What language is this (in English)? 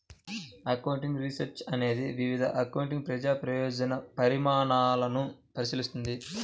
Telugu